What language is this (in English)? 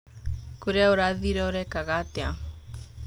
Kikuyu